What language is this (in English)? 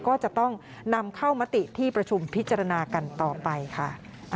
Thai